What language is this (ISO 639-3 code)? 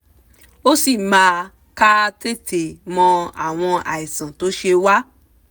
yor